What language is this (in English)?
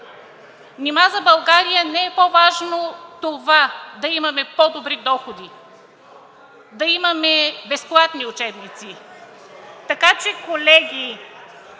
Bulgarian